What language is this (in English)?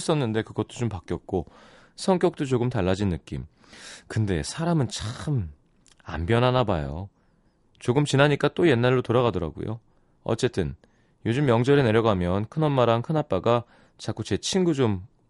Korean